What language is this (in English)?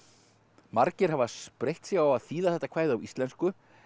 Icelandic